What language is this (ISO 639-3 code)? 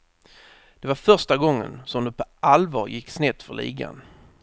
swe